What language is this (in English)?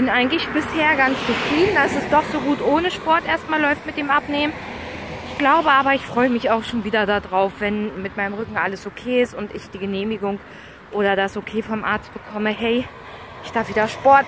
German